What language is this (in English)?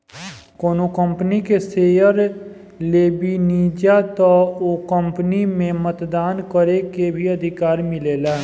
Bhojpuri